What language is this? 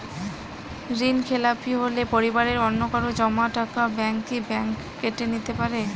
Bangla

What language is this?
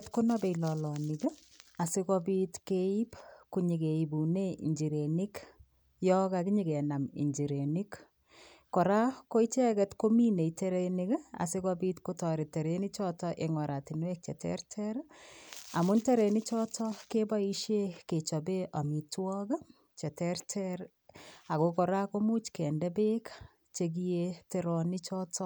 Kalenjin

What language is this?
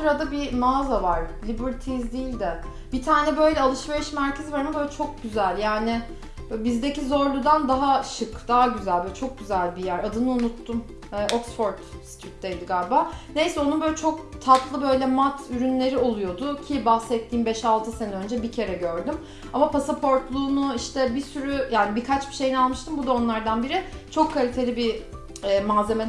Turkish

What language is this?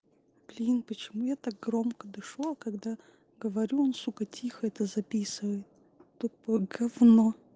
Russian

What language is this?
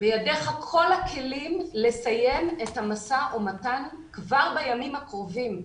Hebrew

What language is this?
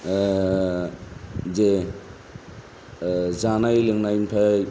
Bodo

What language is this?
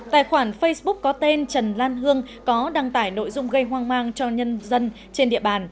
Vietnamese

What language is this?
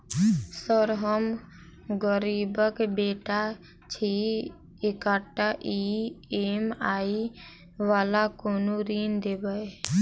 Maithili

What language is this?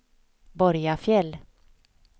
Swedish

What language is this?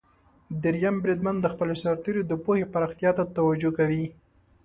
Pashto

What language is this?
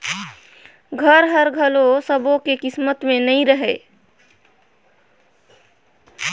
Chhattisgarhi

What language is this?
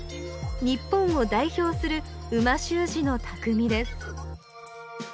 Japanese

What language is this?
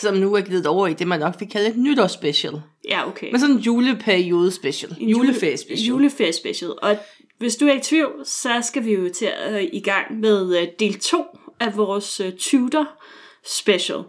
Danish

